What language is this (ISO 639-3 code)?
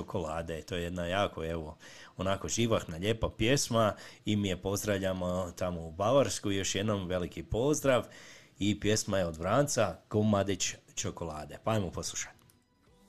hrv